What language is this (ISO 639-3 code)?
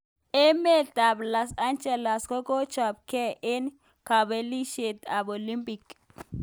kln